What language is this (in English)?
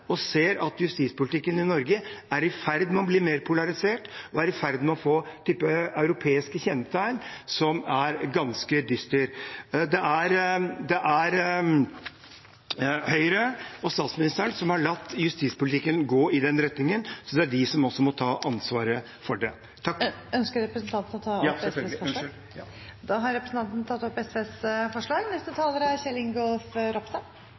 Norwegian